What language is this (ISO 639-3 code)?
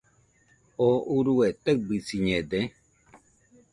hux